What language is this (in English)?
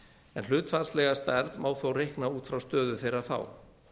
Icelandic